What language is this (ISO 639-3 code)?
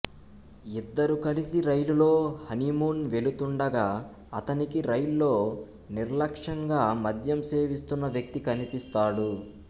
tel